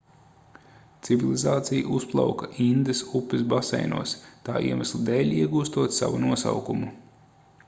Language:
Latvian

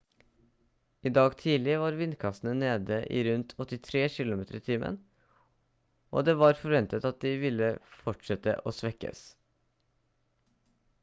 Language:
Norwegian Bokmål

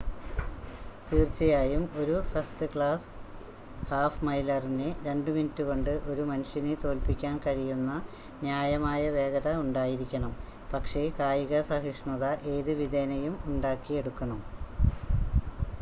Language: Malayalam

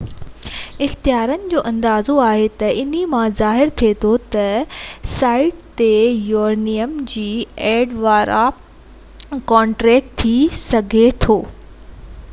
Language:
Sindhi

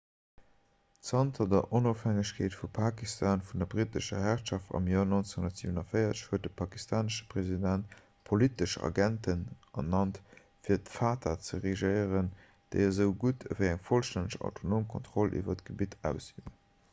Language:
Luxembourgish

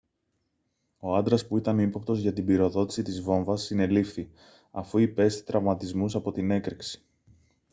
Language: Greek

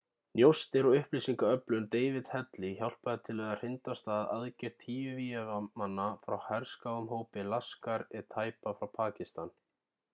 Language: Icelandic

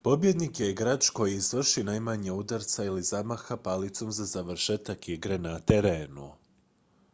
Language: Croatian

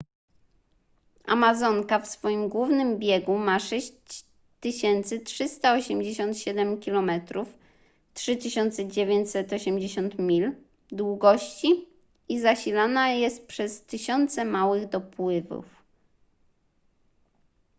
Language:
Polish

